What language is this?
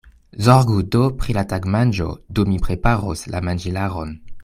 Esperanto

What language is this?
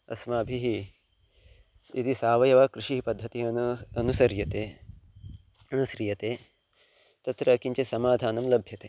Sanskrit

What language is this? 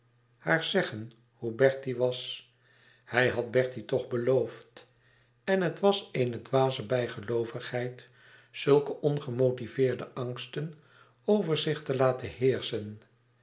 Dutch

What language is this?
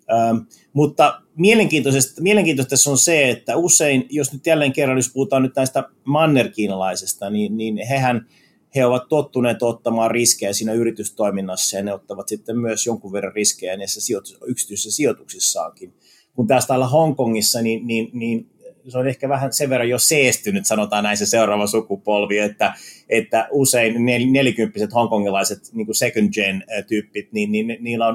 Finnish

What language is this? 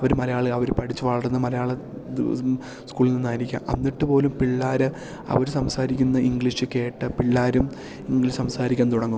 Malayalam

